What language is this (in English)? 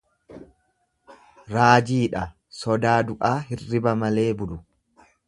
Oromo